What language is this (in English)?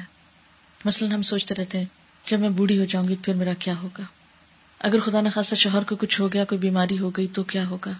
Urdu